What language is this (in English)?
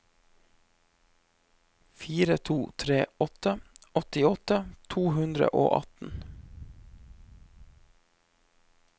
Norwegian